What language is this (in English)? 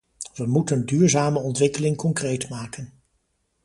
Dutch